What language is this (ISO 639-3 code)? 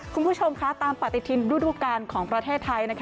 tha